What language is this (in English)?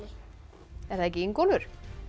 Icelandic